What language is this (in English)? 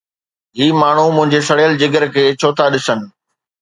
Sindhi